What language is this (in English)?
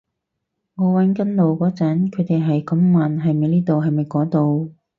Cantonese